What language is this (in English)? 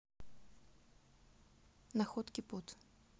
Russian